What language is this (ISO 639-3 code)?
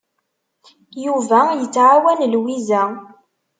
kab